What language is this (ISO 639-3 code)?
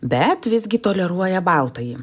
lit